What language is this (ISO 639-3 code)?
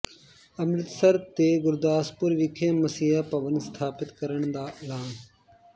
pan